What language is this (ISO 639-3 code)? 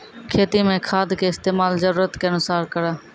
mai